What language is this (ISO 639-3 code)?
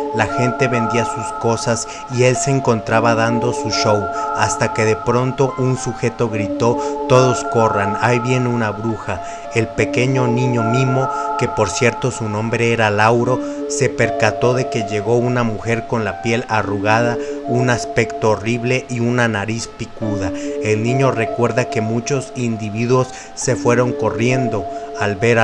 spa